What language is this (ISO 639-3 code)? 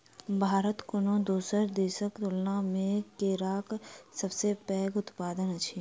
mai